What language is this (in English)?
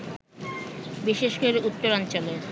Bangla